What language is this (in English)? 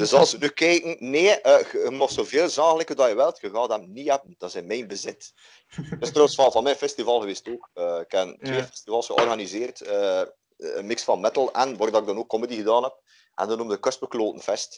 Dutch